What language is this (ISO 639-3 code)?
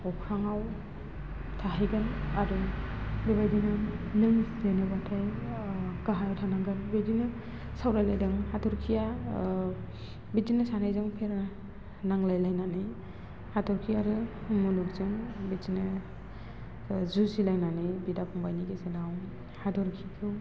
brx